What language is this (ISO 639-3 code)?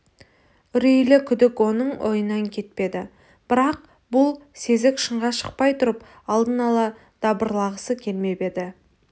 kaz